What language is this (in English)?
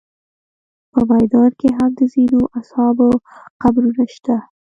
Pashto